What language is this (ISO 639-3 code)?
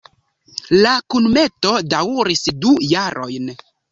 epo